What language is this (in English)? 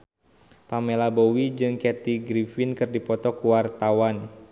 Sundanese